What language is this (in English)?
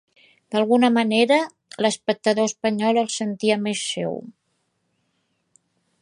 Catalan